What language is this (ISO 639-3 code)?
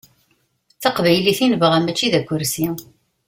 kab